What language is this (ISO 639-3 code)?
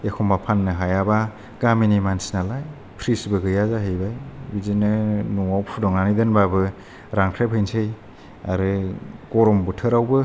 brx